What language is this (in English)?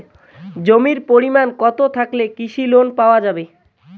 Bangla